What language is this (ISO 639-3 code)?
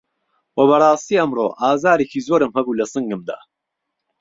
ckb